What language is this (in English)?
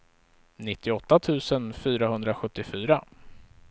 Swedish